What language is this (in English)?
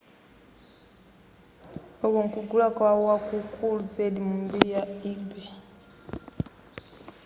Nyanja